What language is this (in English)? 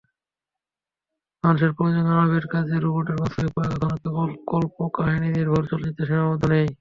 Bangla